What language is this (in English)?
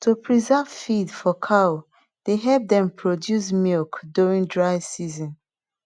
Nigerian Pidgin